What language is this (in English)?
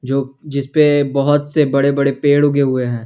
Hindi